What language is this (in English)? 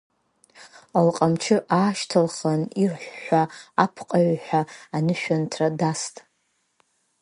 Abkhazian